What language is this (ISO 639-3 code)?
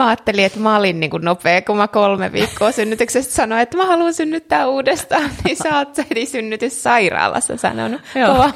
fin